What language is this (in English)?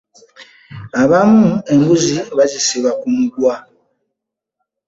Ganda